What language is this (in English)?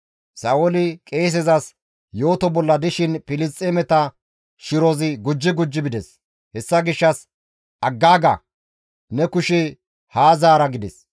Gamo